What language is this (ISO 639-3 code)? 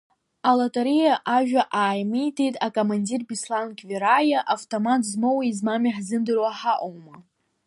abk